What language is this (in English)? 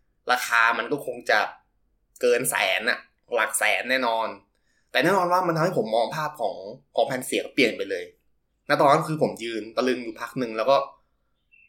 Thai